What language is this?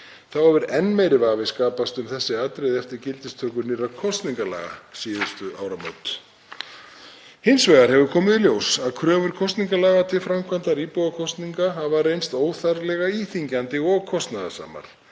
Icelandic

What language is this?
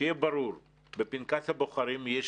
Hebrew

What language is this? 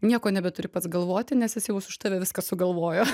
Lithuanian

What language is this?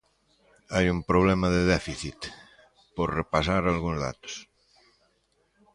Galician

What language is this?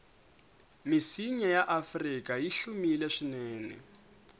Tsonga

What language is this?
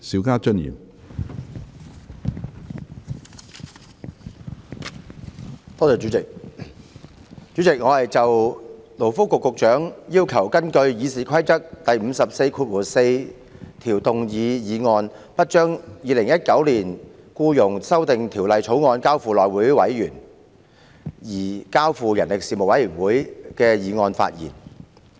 Cantonese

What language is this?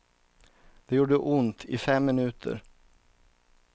Swedish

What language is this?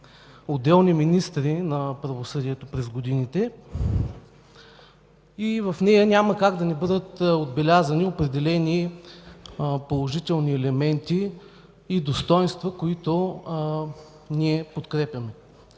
Bulgarian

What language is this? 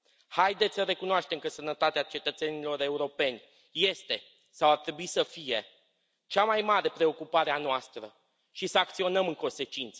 Romanian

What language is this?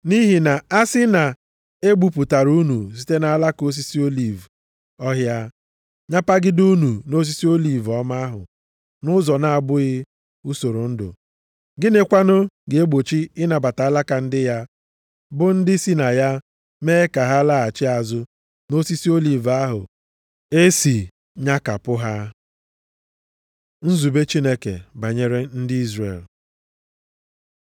Igbo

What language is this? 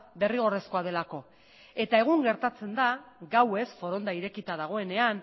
Basque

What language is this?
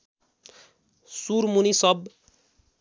Nepali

